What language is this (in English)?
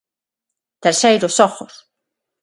Galician